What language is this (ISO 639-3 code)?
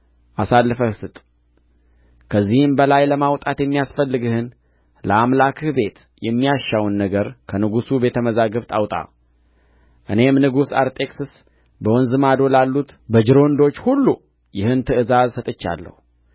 amh